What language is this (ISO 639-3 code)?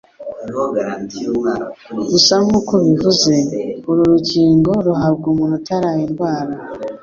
kin